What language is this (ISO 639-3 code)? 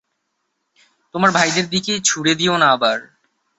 ben